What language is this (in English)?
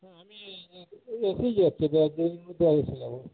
Bangla